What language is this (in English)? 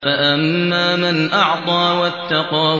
Arabic